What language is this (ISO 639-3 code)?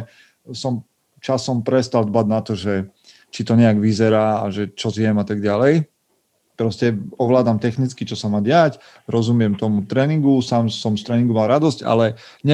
slk